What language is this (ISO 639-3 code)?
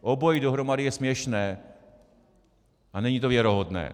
ces